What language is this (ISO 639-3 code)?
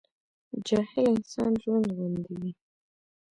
pus